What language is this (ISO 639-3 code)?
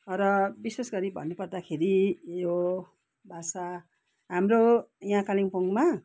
nep